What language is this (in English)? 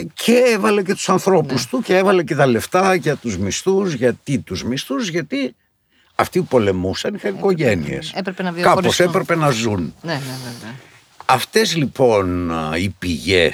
Greek